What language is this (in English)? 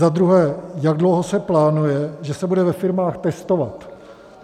Czech